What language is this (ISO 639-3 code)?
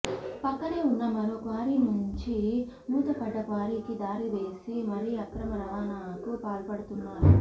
tel